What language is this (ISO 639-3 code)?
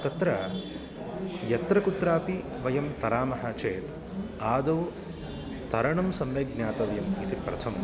san